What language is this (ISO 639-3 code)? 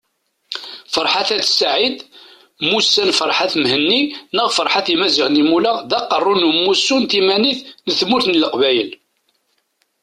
kab